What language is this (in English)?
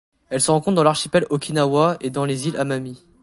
French